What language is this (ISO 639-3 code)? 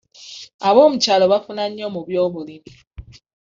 lug